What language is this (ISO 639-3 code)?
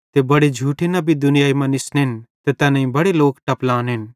bhd